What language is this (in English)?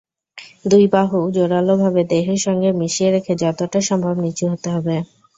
Bangla